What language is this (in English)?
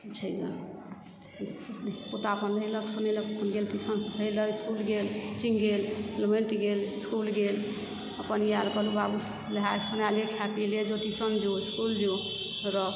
Maithili